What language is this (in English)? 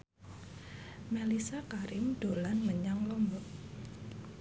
Javanese